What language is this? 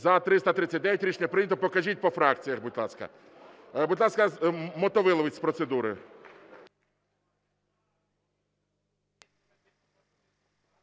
Ukrainian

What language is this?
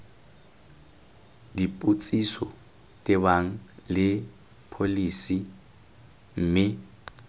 Tswana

